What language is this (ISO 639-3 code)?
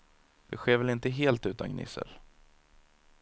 swe